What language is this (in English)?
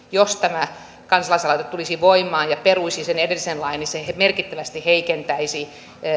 Finnish